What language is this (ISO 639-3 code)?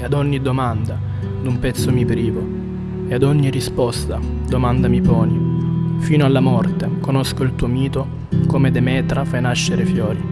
ita